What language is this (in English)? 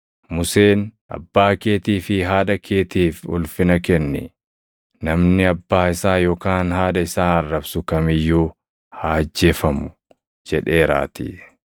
Oromo